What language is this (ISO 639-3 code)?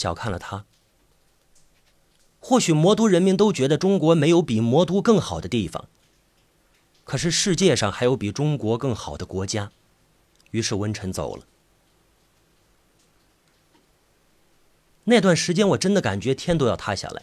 zho